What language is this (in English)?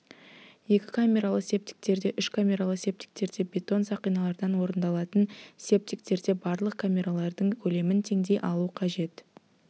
Kazakh